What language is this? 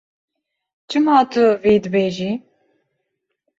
Kurdish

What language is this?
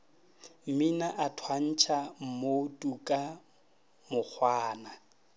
Northern Sotho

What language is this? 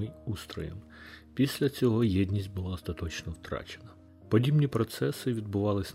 Ukrainian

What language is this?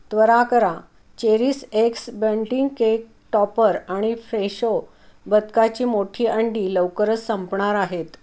Marathi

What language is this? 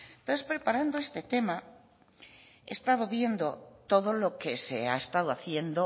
Spanish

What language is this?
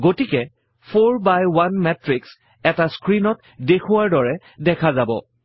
Assamese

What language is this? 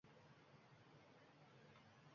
Uzbek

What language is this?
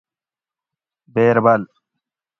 Gawri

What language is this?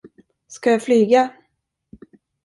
Swedish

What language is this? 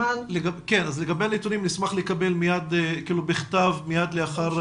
Hebrew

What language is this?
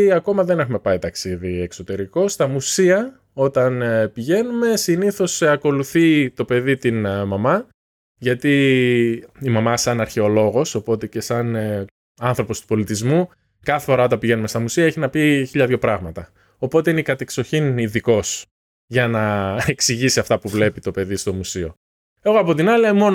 Greek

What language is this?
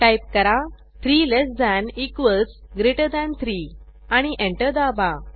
Marathi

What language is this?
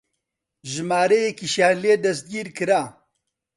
Central Kurdish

